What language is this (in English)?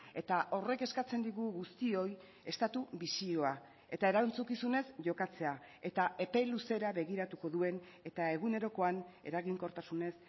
Basque